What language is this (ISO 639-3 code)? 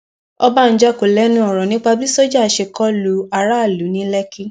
yor